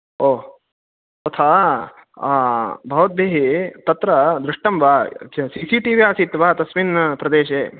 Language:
Sanskrit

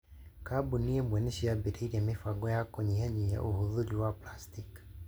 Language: Kikuyu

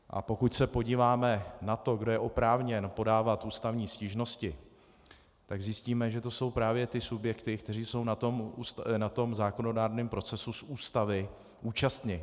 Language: Czech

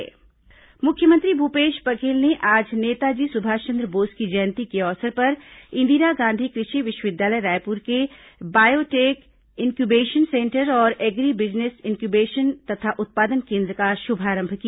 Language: Hindi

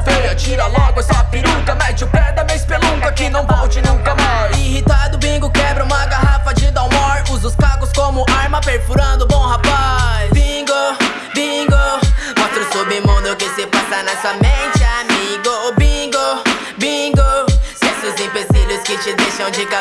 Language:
Portuguese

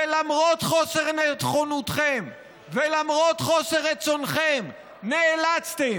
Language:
Hebrew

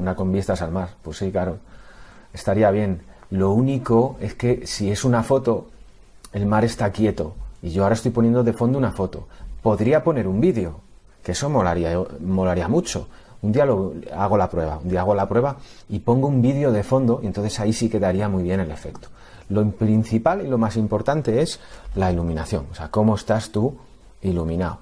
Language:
Spanish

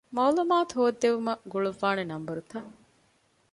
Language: Divehi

